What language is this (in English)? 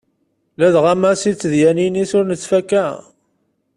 Kabyle